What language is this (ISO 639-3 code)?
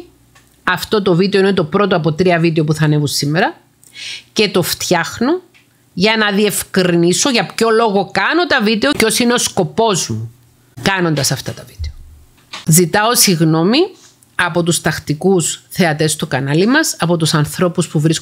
ell